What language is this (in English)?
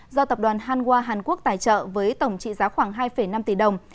Vietnamese